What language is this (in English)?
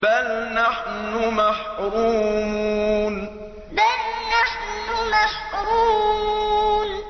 Arabic